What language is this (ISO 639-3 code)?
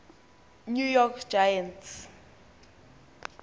xho